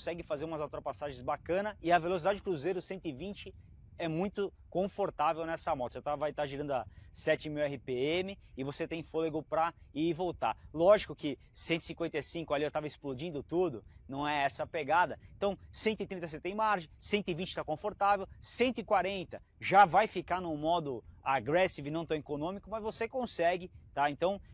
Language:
Portuguese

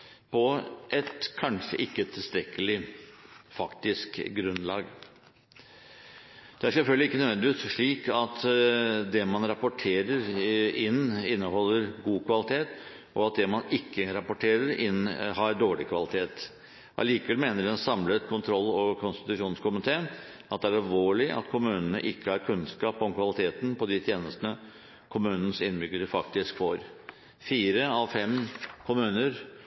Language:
Norwegian Bokmål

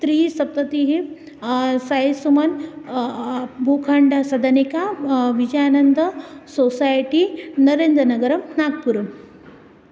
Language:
Sanskrit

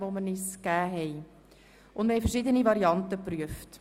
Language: Swiss German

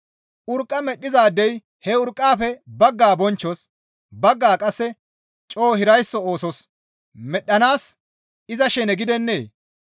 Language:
Gamo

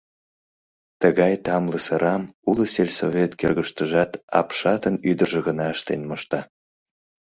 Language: Mari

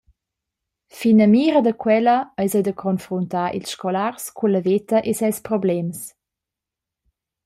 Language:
Romansh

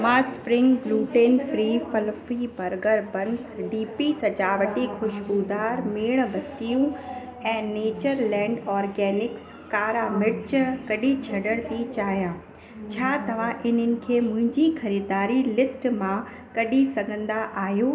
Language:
Sindhi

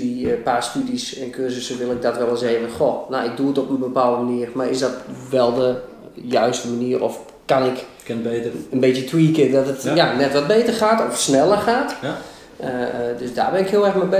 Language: Dutch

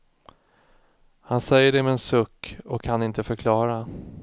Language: Swedish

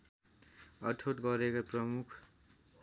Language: Nepali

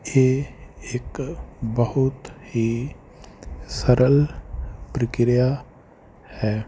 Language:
Punjabi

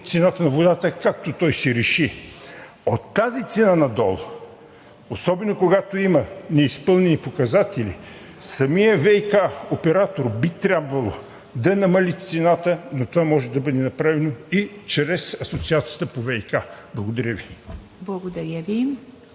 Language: Bulgarian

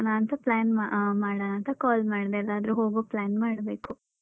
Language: Kannada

